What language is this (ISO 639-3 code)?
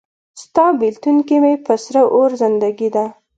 pus